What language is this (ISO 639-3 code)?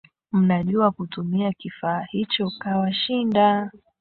swa